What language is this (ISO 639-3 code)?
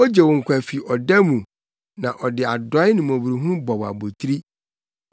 aka